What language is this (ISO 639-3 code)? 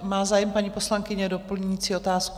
ces